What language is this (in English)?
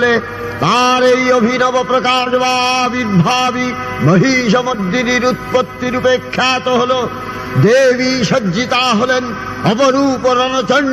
Bangla